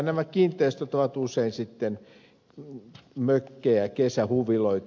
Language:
Finnish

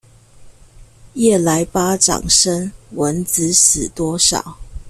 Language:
Chinese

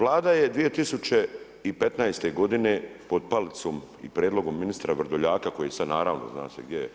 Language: Croatian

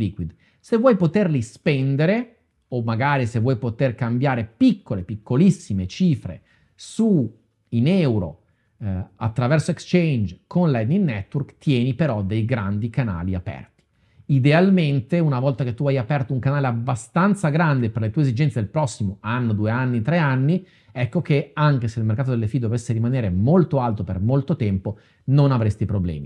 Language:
Italian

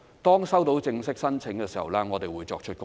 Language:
Cantonese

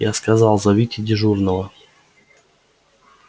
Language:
Russian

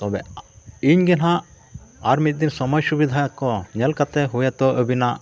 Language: Santali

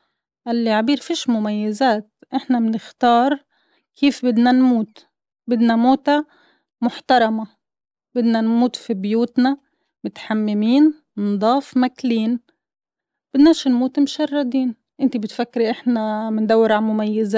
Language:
Arabic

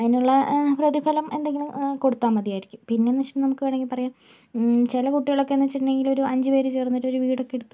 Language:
Malayalam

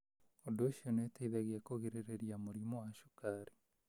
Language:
Kikuyu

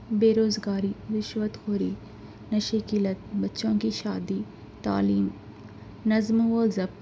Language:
Urdu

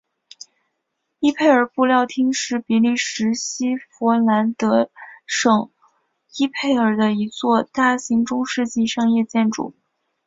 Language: Chinese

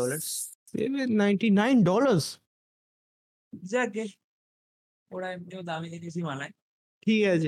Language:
Bangla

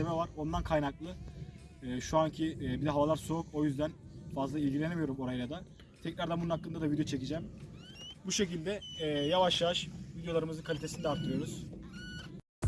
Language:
Turkish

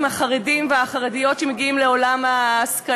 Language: Hebrew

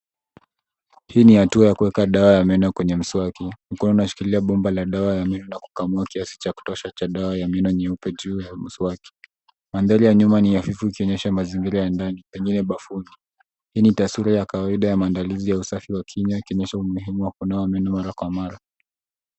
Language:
Swahili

